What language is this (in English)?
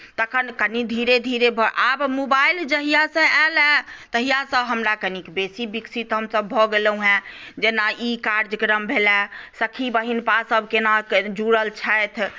Maithili